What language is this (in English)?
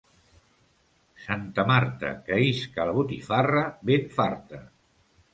Catalan